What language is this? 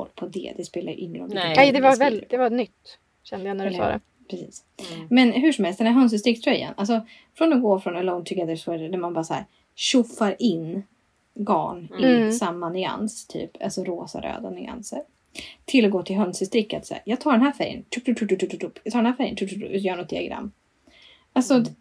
Swedish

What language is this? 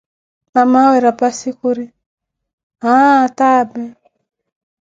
Koti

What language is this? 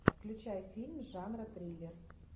Russian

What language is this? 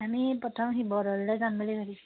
Assamese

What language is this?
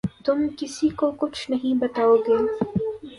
Urdu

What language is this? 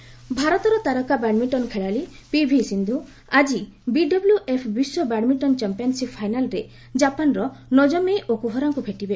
Odia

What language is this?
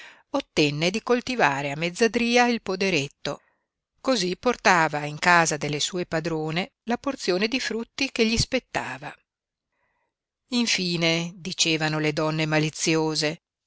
Italian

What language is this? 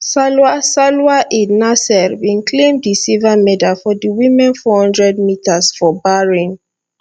Nigerian Pidgin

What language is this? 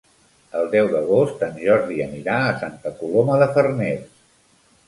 Catalan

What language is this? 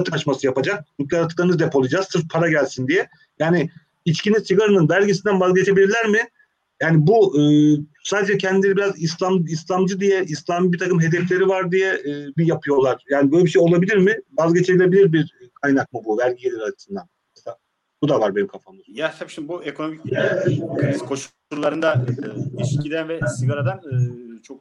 Turkish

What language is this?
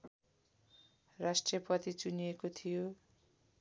Nepali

